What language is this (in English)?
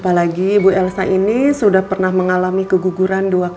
Indonesian